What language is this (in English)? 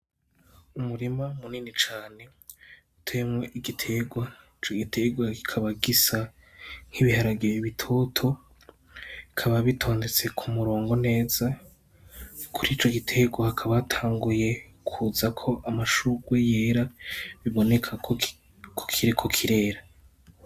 Rundi